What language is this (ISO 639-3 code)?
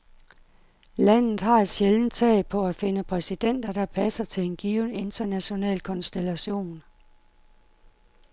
dan